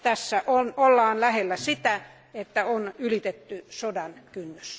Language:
Finnish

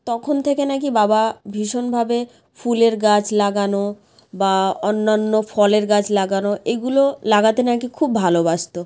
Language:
Bangla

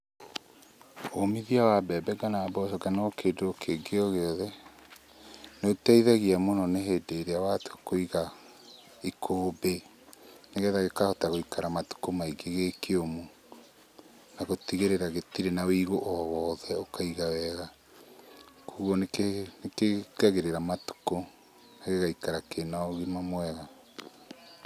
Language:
Kikuyu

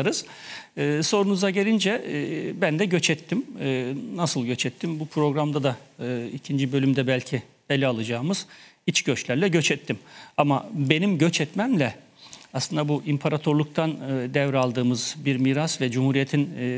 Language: Turkish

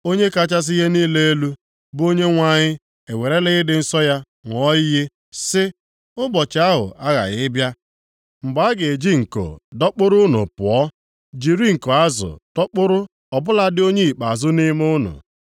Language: Igbo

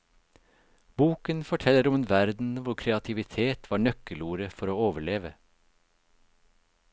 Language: Norwegian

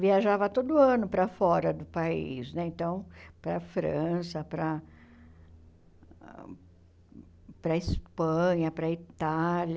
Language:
Portuguese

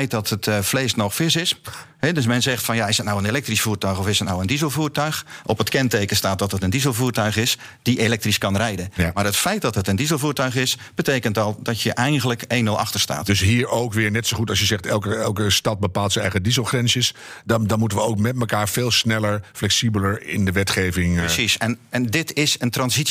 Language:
Dutch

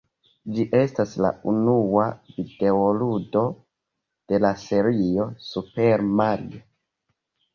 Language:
Esperanto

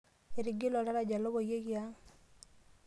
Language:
Masai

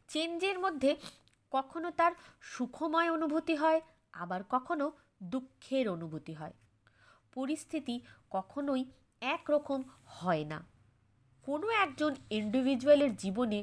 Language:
Bangla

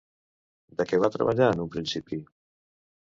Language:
Catalan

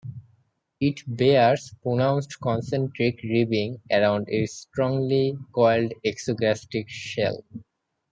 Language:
English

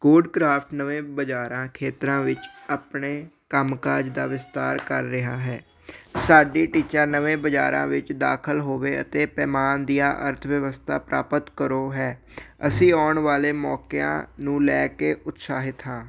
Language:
Punjabi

